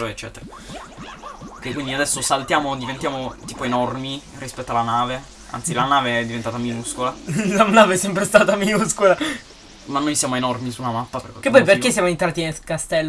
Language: Italian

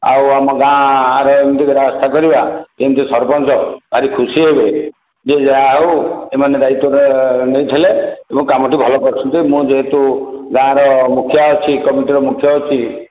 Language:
Odia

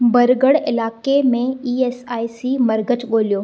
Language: Sindhi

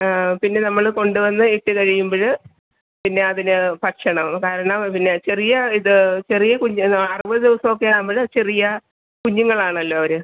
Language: Malayalam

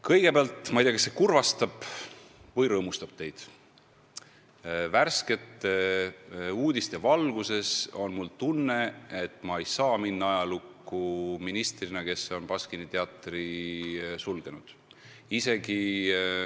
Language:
Estonian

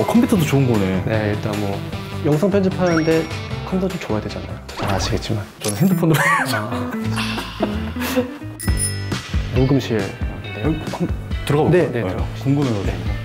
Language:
Korean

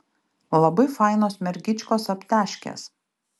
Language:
Lithuanian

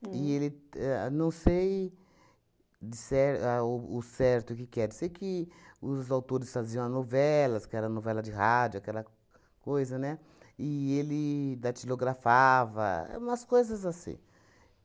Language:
Portuguese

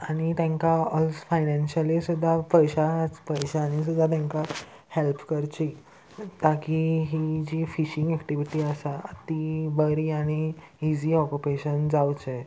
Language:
Konkani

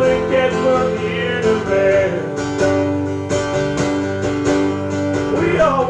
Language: English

